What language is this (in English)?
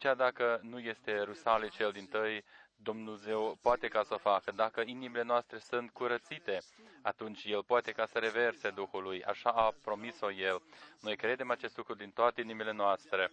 Romanian